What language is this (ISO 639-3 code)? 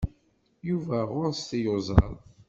kab